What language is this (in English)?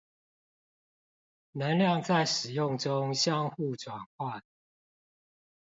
Chinese